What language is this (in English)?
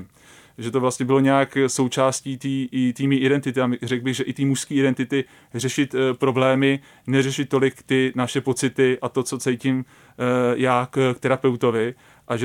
Czech